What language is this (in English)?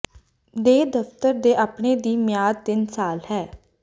Punjabi